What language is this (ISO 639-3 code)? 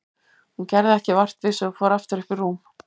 isl